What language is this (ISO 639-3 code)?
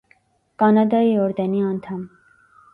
hye